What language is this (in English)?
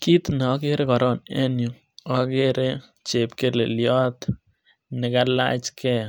Kalenjin